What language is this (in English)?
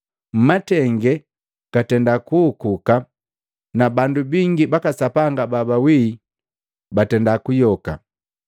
Matengo